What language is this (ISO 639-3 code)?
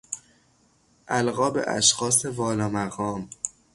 fas